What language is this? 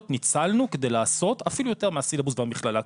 Hebrew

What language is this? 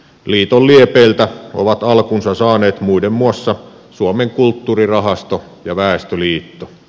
Finnish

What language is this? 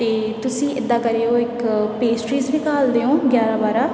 Punjabi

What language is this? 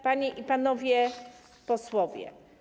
Polish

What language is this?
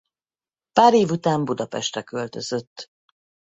Hungarian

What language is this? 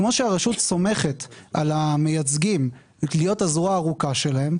Hebrew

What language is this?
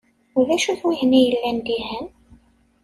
Kabyle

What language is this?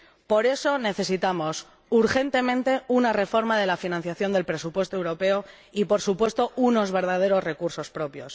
Spanish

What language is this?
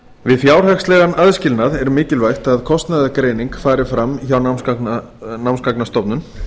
Icelandic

